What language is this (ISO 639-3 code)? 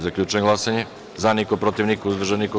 srp